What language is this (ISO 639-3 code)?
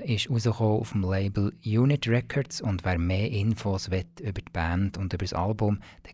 deu